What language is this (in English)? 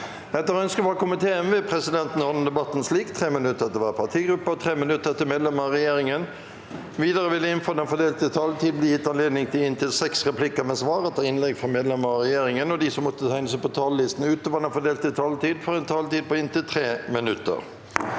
Norwegian